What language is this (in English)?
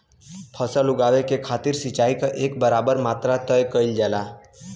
Bhojpuri